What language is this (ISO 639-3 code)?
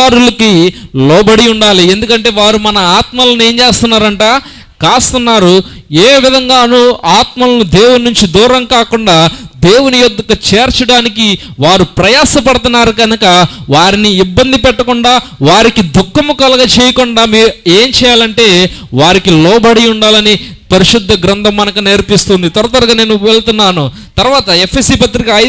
ind